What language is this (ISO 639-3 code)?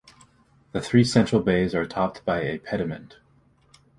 eng